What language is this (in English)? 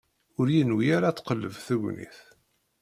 Kabyle